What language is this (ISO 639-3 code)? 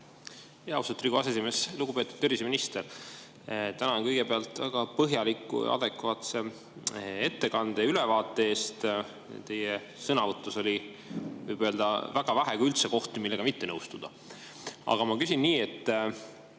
est